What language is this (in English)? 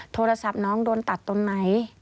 Thai